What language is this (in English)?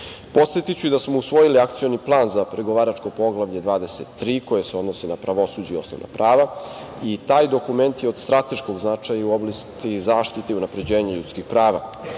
Serbian